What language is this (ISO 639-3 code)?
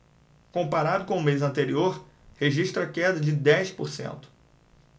por